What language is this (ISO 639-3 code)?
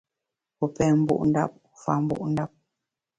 bax